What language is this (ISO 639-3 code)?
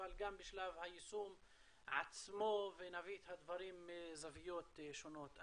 heb